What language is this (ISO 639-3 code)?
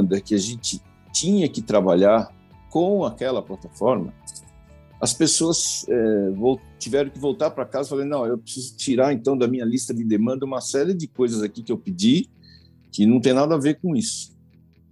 por